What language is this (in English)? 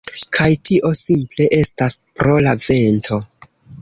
Esperanto